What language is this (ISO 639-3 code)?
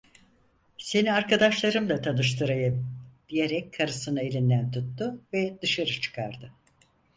tur